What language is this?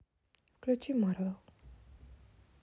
Russian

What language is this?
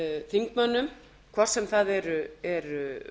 Icelandic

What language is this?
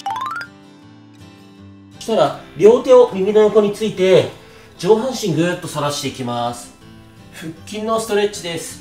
Japanese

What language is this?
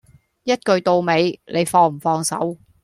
Cantonese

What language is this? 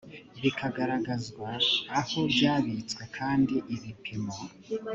Kinyarwanda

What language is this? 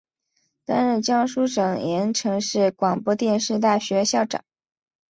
Chinese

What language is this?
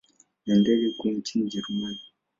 Swahili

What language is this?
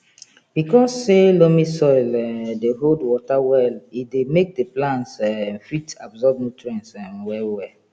Nigerian Pidgin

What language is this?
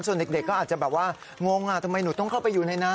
Thai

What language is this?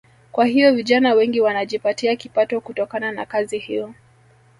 Swahili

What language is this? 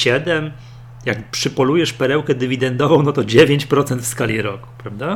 Polish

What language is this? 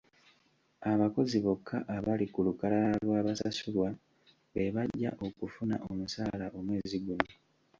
Ganda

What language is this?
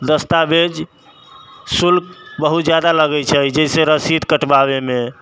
Maithili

